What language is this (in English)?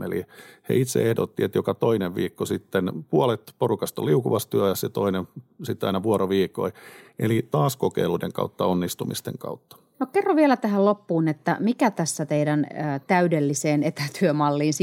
Finnish